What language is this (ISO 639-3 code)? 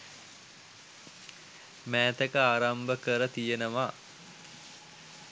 sin